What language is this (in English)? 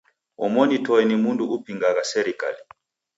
Taita